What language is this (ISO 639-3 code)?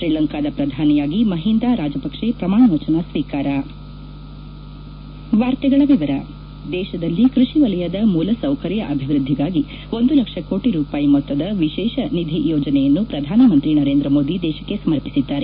kan